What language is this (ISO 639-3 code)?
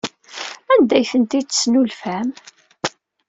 kab